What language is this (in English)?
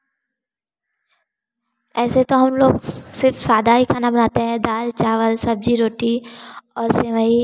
Hindi